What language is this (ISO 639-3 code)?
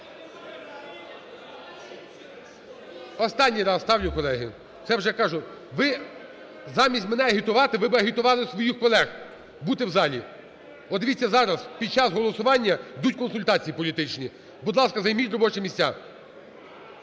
ukr